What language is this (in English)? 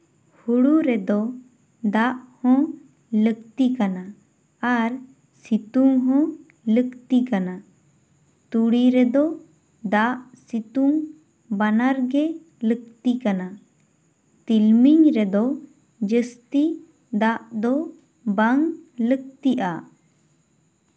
Santali